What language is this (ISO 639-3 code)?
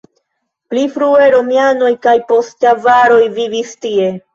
epo